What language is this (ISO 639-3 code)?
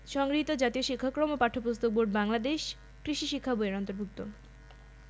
ben